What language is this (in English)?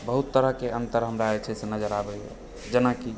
Maithili